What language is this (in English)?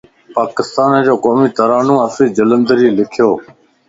Lasi